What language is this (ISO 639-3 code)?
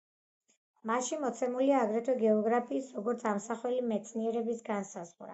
kat